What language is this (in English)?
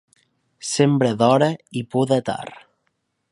Catalan